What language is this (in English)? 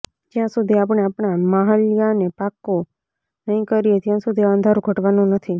Gujarati